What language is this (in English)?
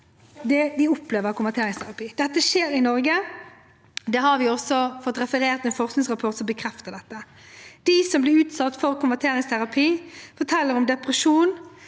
Norwegian